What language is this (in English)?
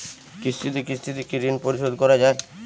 Bangla